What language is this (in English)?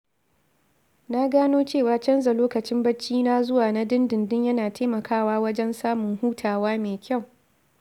Hausa